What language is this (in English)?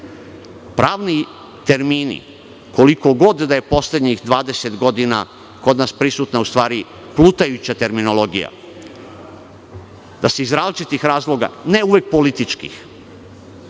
Serbian